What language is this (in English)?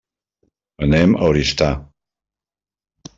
Catalan